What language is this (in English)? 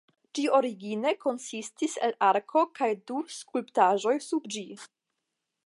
Esperanto